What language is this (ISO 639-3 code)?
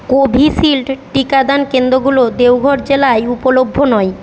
ben